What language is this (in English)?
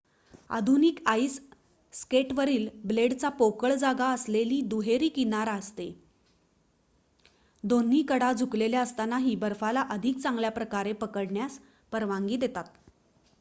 Marathi